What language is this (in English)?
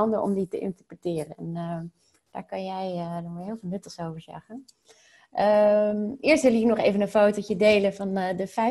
Dutch